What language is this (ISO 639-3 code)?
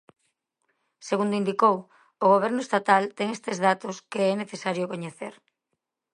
glg